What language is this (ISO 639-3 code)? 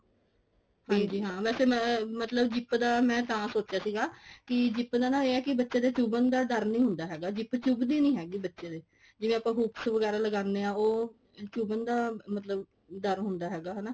pan